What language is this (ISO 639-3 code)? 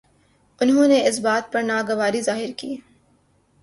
urd